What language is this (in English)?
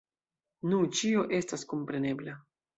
Esperanto